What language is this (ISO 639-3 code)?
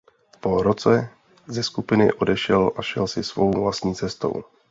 ces